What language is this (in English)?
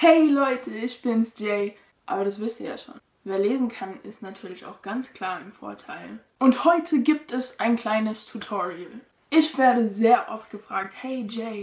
German